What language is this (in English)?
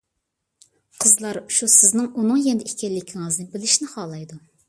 Uyghur